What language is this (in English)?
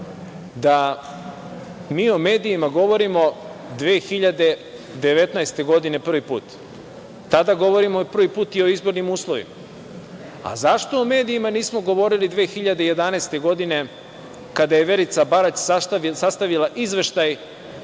Serbian